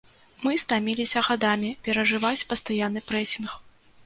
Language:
Belarusian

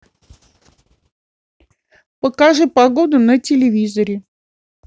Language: Russian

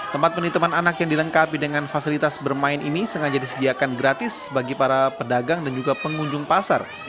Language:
Indonesian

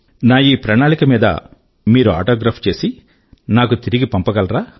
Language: Telugu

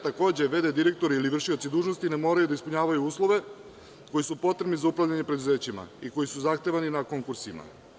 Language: Serbian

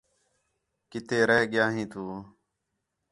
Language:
Khetrani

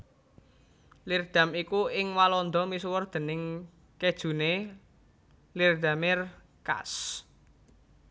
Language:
Javanese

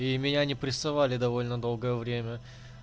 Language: Russian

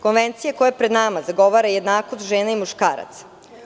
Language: Serbian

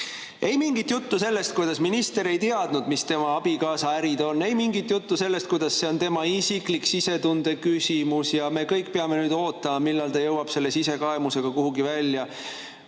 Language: Estonian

